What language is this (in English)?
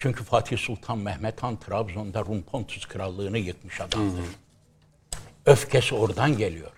Turkish